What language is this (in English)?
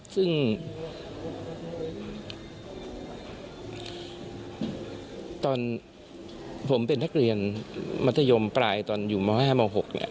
Thai